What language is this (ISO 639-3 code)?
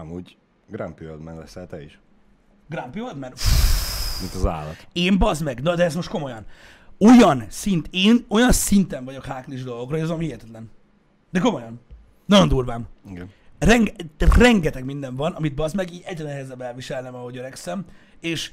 hun